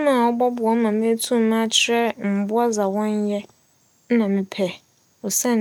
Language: Akan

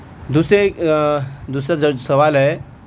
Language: Urdu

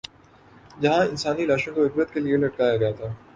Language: Urdu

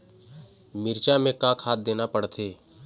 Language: Chhattisgarhi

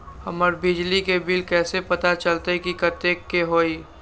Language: Magahi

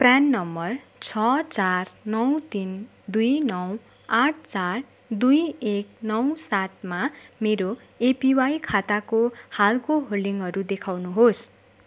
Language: Nepali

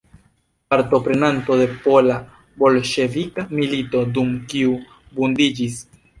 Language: Esperanto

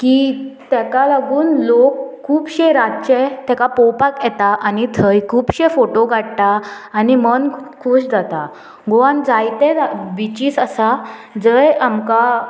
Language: Konkani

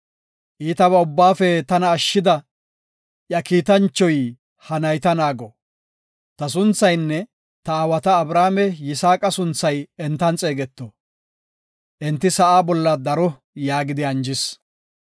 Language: Gofa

